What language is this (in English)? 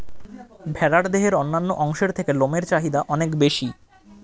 Bangla